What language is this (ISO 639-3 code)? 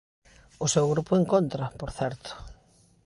glg